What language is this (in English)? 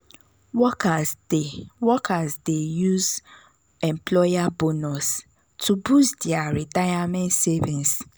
Nigerian Pidgin